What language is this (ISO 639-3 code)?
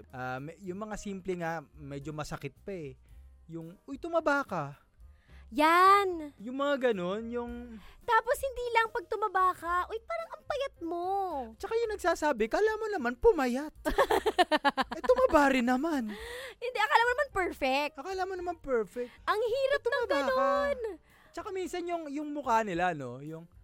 fil